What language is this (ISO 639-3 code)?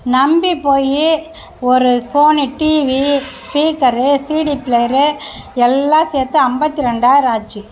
tam